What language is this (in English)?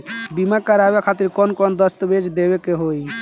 Bhojpuri